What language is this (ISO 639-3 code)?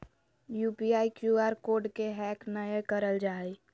mag